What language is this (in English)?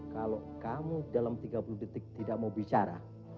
Indonesian